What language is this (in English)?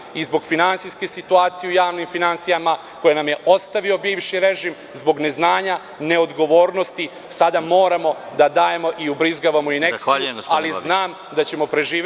Serbian